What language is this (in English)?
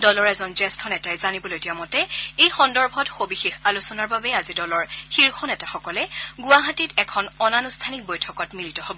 Assamese